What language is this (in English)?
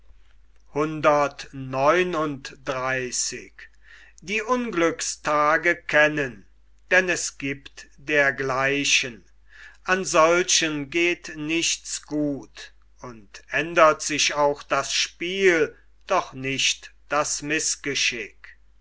German